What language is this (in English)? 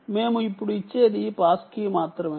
Telugu